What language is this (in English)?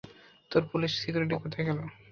Bangla